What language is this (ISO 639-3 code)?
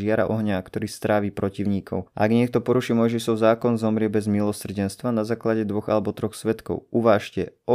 slk